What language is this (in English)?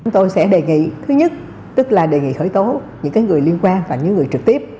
Vietnamese